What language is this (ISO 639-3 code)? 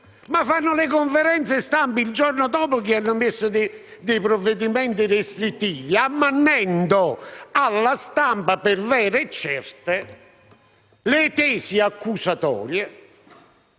ita